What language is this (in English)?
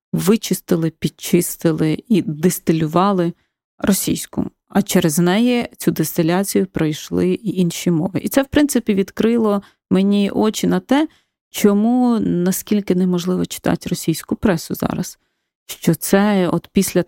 Ukrainian